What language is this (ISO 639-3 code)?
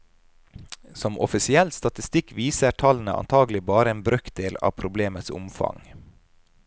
nor